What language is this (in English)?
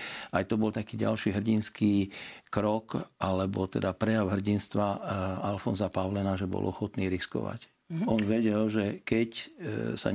Slovak